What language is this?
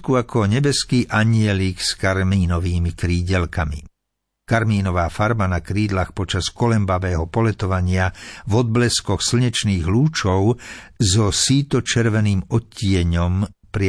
Slovak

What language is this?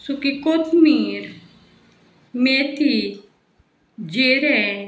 Konkani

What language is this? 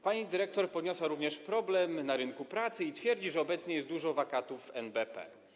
Polish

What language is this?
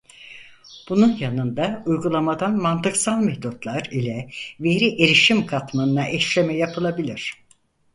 Turkish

